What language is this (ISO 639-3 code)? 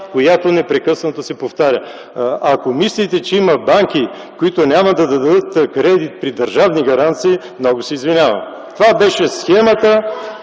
bul